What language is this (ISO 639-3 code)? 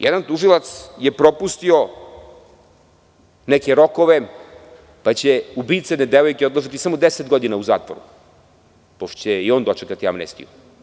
srp